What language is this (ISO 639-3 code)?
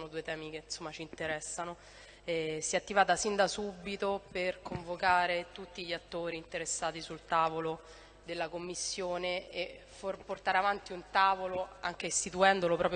ita